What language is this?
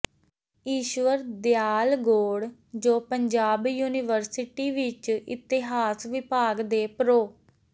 Punjabi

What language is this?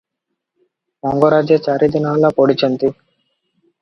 Odia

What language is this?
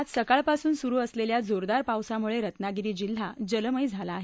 Marathi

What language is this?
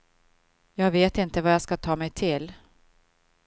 Swedish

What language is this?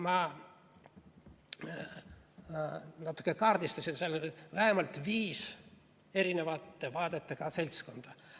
Estonian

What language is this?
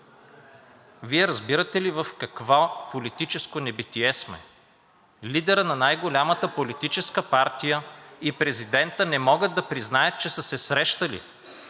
Bulgarian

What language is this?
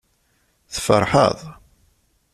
Kabyle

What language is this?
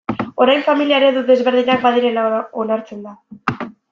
Basque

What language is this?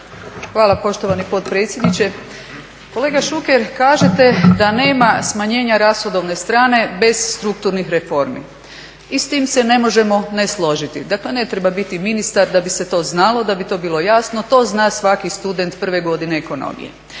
Croatian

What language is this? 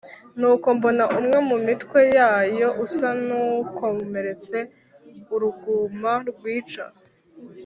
Kinyarwanda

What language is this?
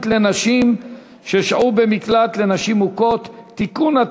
Hebrew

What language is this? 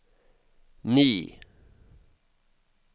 Norwegian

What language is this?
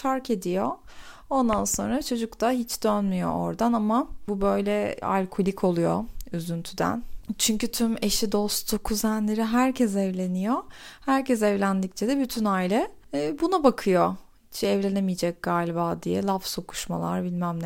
Turkish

